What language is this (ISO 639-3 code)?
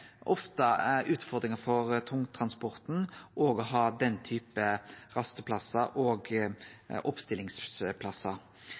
nno